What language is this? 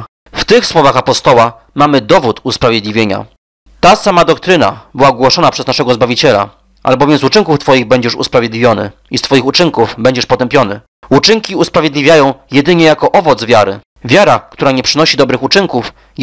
Polish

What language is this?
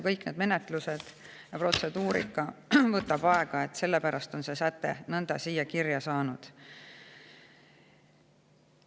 Estonian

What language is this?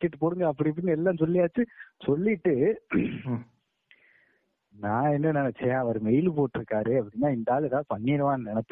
Tamil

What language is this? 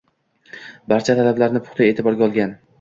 Uzbek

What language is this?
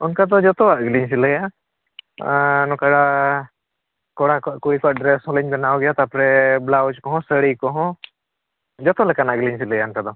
Santali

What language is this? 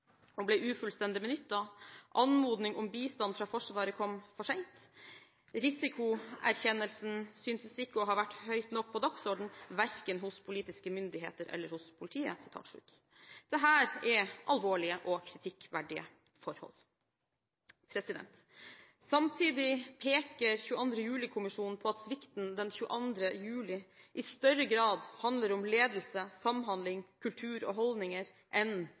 Norwegian Bokmål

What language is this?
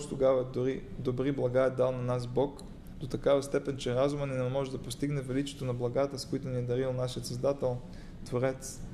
Bulgarian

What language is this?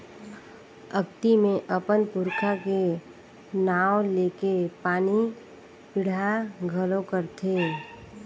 Chhattisgarhi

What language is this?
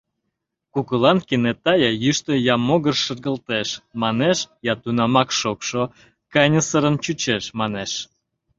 Mari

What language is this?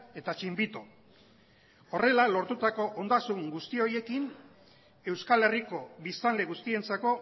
Basque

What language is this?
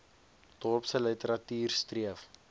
Afrikaans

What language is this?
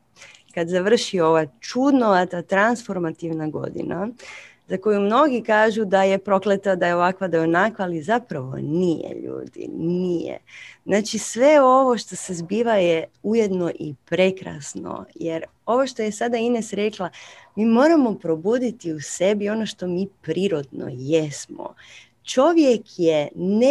Croatian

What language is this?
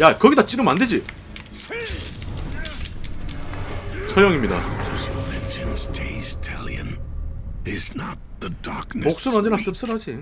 Korean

